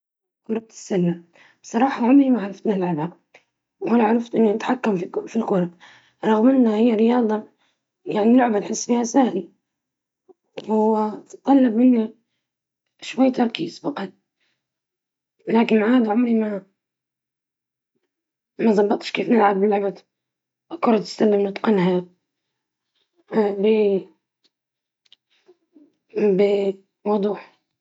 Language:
Libyan Arabic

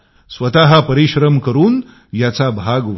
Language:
Marathi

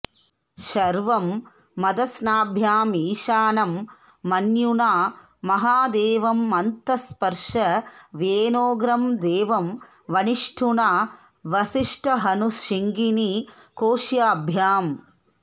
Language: Sanskrit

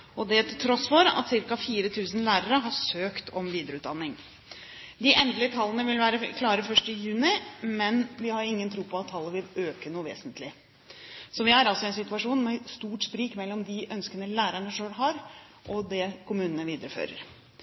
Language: Norwegian Bokmål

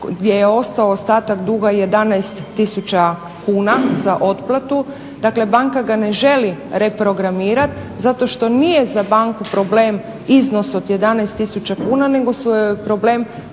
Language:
Croatian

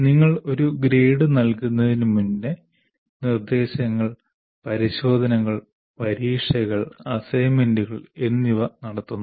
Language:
Malayalam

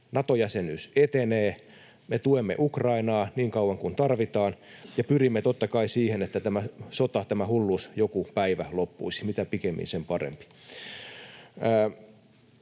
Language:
Finnish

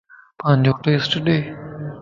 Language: Lasi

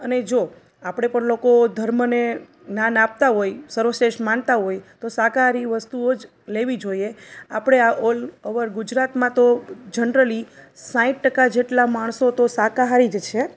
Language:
Gujarati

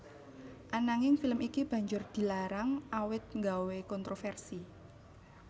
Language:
Javanese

